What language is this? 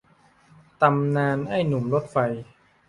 Thai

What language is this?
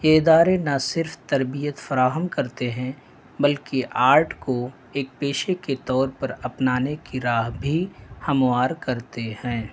Urdu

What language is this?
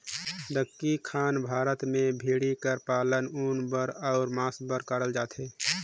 Chhattisgarhi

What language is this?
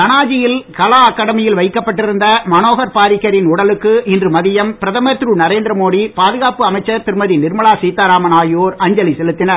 Tamil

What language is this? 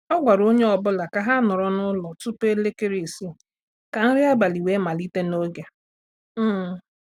Igbo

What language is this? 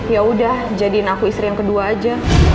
Indonesian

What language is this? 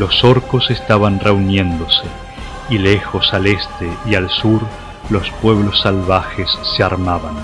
Spanish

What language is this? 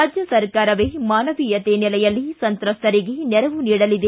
Kannada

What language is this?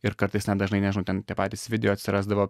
Lithuanian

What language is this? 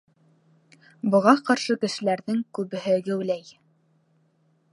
Bashkir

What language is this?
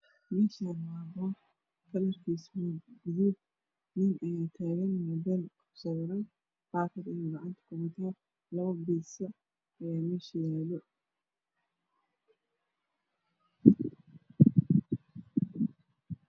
Somali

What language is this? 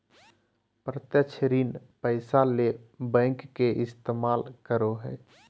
Magahi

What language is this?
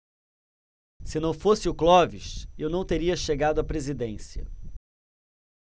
Portuguese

